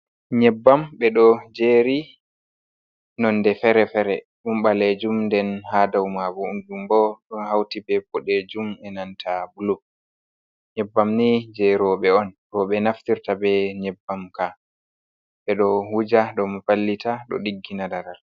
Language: Fula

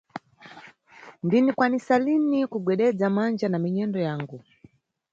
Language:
Nyungwe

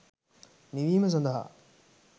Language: Sinhala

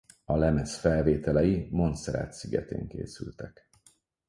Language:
Hungarian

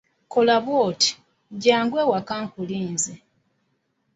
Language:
Ganda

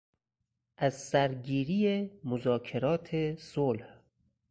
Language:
Persian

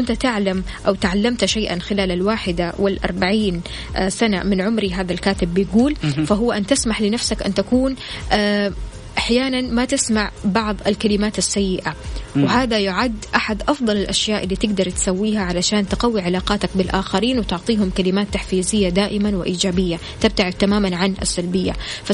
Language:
Arabic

